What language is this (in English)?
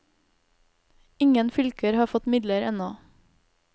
Norwegian